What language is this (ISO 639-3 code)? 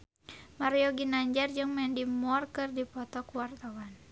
sun